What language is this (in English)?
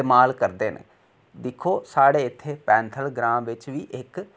Dogri